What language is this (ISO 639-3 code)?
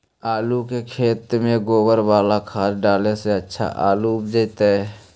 mag